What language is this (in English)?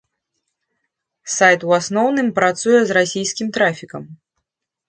Belarusian